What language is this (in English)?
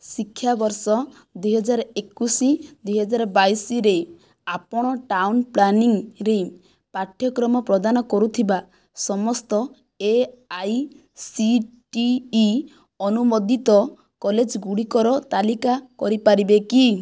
Odia